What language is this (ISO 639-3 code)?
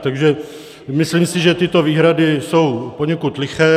ces